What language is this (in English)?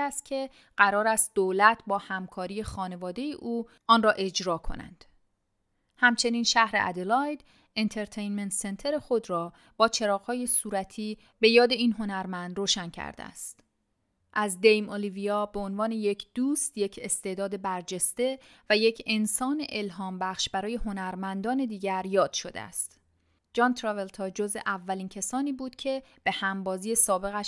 Persian